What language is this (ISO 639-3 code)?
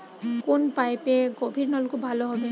ben